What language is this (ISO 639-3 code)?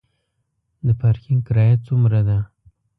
pus